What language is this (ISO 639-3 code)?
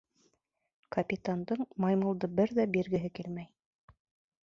bak